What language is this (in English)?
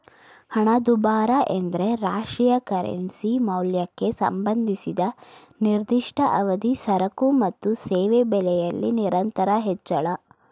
Kannada